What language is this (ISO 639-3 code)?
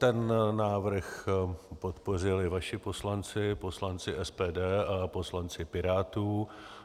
ces